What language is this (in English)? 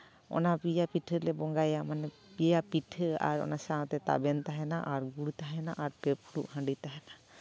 Santali